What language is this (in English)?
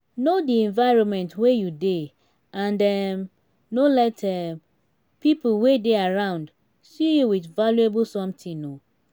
Nigerian Pidgin